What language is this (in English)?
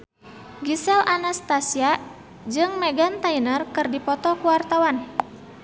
Sundanese